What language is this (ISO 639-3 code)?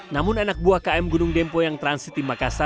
ind